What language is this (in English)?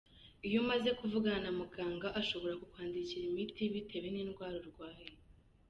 Kinyarwanda